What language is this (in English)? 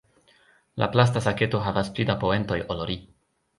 Esperanto